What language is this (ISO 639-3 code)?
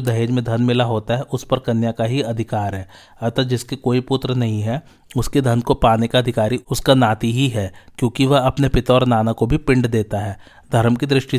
hin